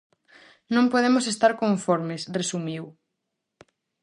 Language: Galician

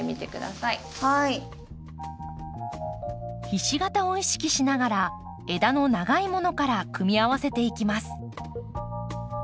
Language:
Japanese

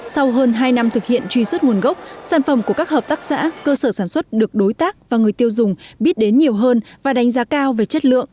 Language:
Vietnamese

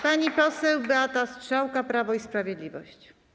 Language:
Polish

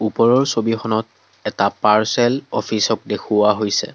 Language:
Assamese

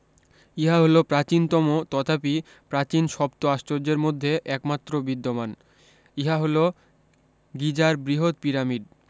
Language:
Bangla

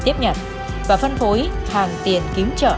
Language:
Vietnamese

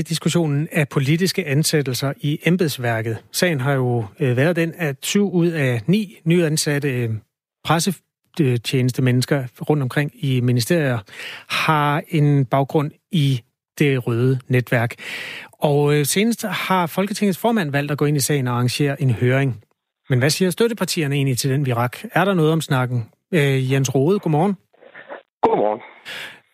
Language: Danish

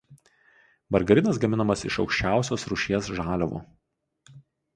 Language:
Lithuanian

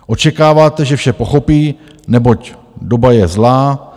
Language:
Czech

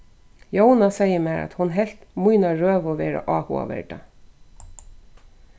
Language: Faroese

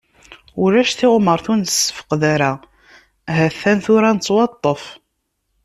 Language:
Kabyle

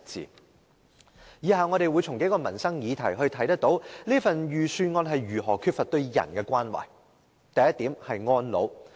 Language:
Cantonese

